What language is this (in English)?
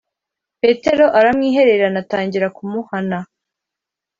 Kinyarwanda